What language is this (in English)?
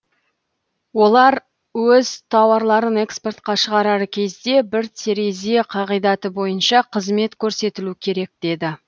Kazakh